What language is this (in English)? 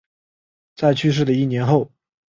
Chinese